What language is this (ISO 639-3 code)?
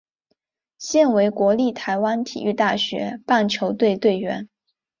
zho